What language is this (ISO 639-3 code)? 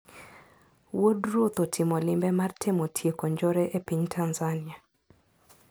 luo